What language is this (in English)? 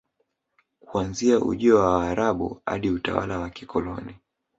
Swahili